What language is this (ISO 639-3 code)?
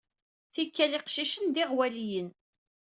kab